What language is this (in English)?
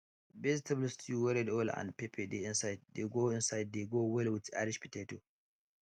Nigerian Pidgin